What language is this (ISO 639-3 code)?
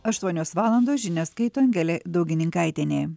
lit